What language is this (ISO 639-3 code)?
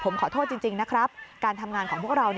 tha